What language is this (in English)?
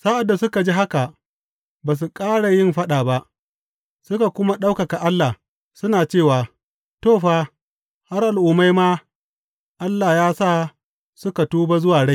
Hausa